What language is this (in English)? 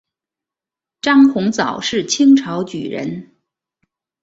Chinese